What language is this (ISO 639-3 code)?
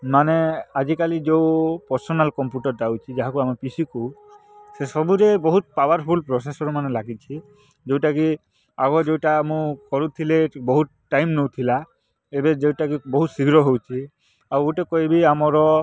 ori